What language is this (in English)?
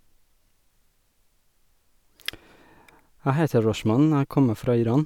Norwegian